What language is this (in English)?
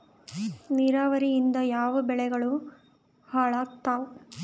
Kannada